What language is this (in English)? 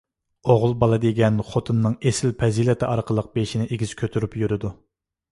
Uyghur